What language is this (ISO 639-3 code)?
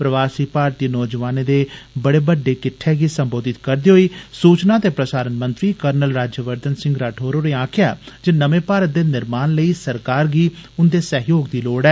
doi